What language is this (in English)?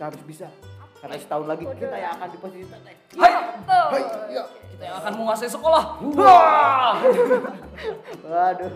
Indonesian